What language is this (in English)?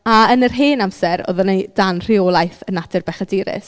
Welsh